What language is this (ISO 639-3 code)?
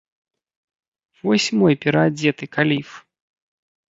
bel